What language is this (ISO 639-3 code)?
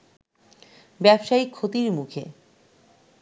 ben